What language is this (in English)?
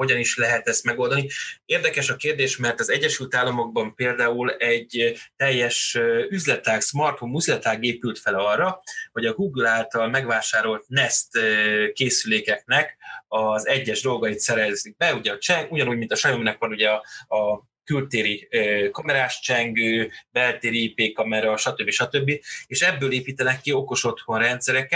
Hungarian